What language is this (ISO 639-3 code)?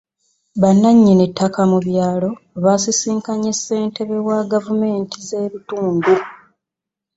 lug